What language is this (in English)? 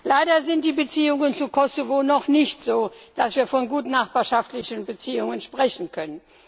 German